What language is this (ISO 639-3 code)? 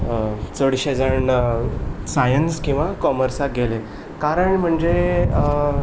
kok